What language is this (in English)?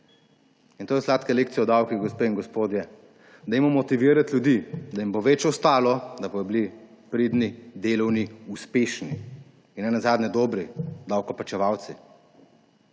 Slovenian